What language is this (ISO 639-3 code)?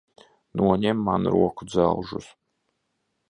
lav